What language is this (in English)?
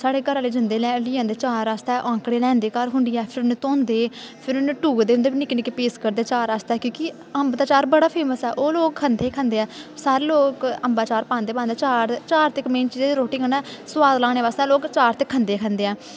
Dogri